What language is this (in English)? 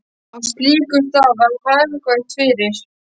Icelandic